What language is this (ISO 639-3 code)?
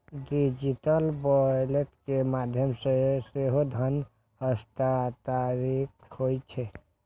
mai